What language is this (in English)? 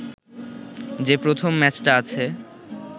Bangla